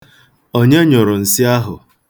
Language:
Igbo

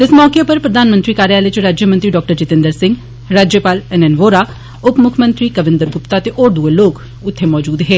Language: Dogri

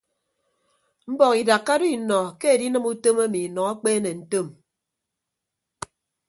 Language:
Ibibio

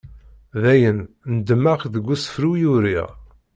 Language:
Kabyle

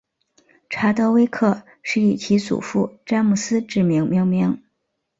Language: Chinese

